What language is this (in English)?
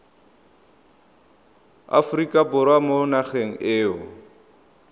Tswana